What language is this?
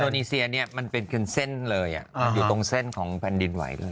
Thai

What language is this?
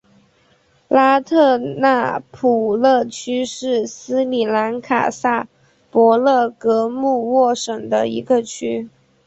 Chinese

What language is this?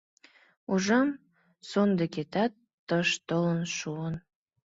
Mari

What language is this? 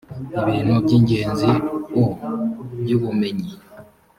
Kinyarwanda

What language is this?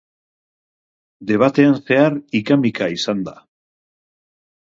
Basque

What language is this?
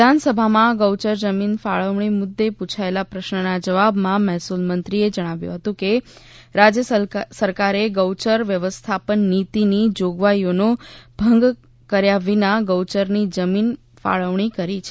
Gujarati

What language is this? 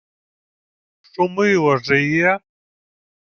Ukrainian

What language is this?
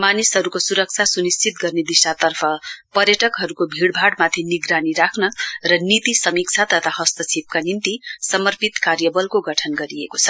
Nepali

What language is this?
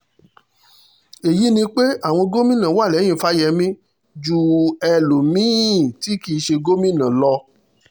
Yoruba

